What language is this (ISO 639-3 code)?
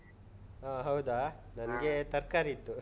kan